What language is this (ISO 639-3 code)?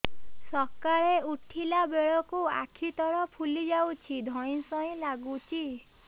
ori